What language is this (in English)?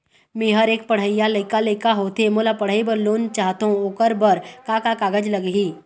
Chhattisgarhi